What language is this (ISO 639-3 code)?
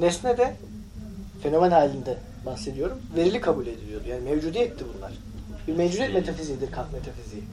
tur